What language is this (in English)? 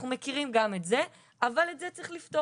Hebrew